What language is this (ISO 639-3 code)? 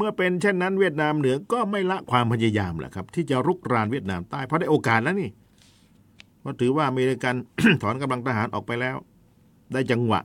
tha